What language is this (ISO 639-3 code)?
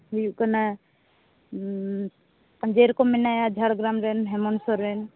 sat